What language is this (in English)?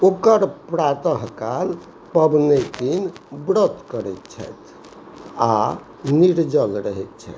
Maithili